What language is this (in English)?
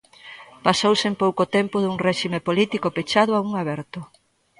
Galician